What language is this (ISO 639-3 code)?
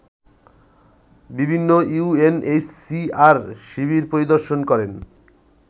ben